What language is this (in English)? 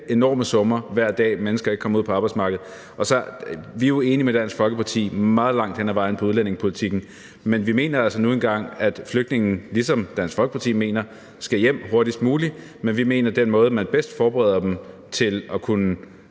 Danish